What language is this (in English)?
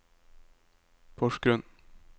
Norwegian